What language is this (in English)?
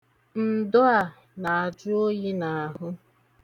Igbo